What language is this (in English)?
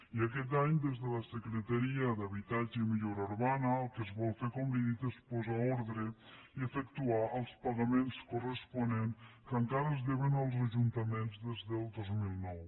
Catalan